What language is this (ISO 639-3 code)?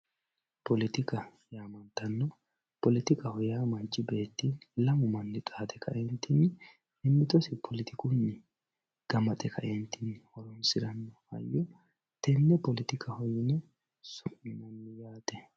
sid